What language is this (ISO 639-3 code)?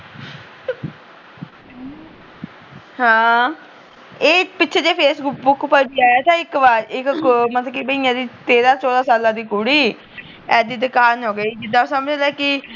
pan